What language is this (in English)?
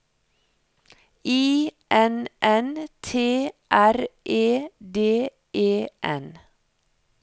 Norwegian